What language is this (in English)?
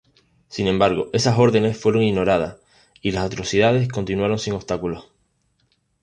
Spanish